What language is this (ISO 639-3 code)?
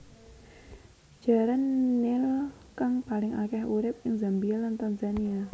jav